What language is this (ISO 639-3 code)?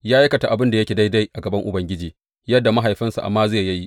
hau